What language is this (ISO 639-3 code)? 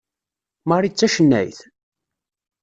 kab